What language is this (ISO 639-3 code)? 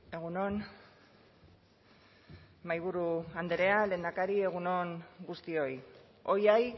eus